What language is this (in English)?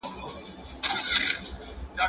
Pashto